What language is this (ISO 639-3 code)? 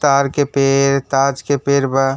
bho